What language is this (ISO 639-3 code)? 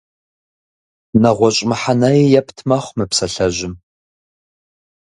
kbd